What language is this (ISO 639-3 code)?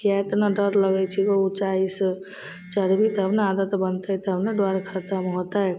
mai